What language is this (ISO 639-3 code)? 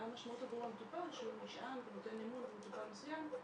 heb